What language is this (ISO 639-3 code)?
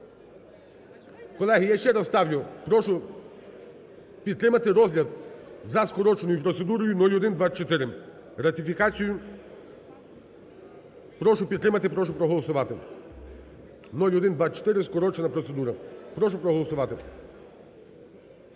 ukr